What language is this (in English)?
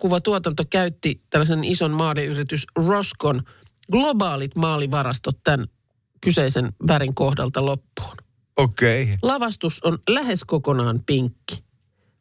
Finnish